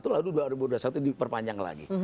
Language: Indonesian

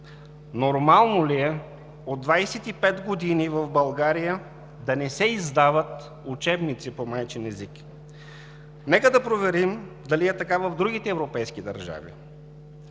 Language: Bulgarian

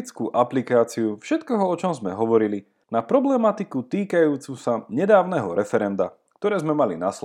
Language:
Slovak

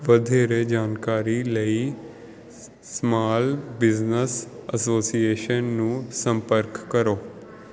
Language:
Punjabi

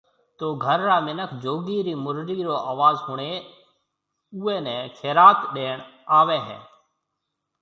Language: Marwari (Pakistan)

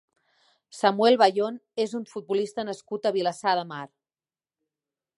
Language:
Catalan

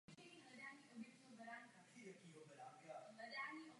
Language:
Czech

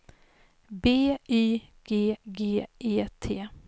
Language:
Swedish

